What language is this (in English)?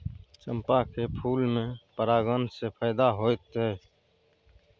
Maithili